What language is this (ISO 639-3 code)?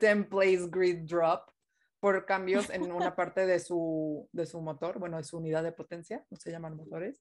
spa